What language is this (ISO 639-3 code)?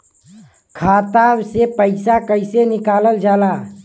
bho